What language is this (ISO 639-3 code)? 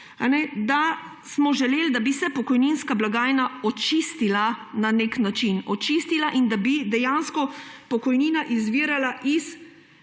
slv